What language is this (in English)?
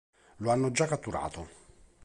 Italian